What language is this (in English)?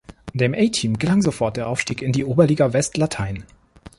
German